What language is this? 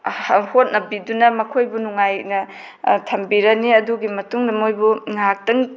Manipuri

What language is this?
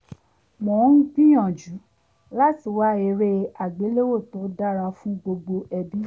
Yoruba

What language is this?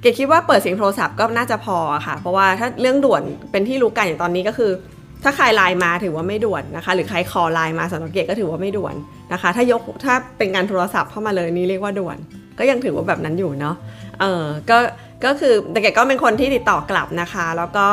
Thai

